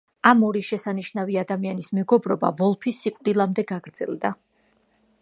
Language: Georgian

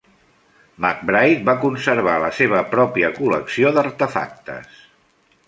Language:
Catalan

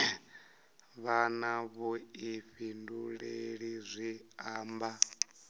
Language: Venda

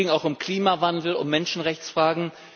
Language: German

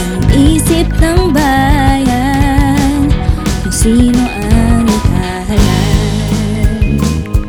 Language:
Filipino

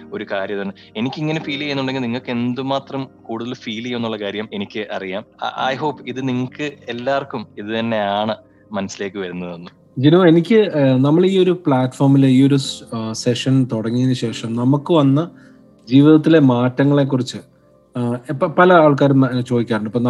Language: Malayalam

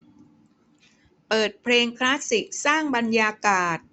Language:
Thai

